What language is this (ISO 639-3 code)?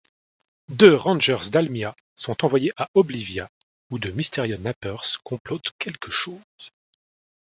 fra